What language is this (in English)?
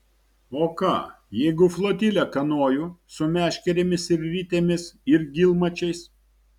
Lithuanian